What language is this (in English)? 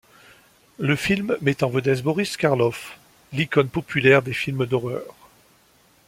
French